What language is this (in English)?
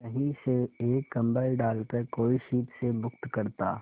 Hindi